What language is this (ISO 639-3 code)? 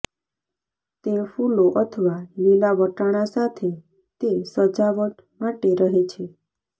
guj